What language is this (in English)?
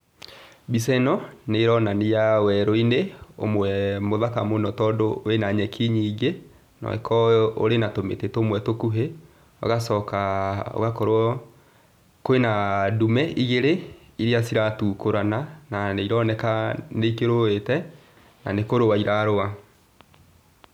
Kikuyu